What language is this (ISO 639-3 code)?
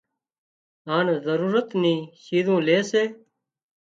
kxp